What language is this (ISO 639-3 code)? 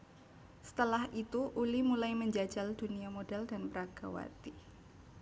jav